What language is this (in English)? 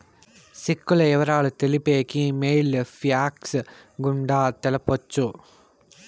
Telugu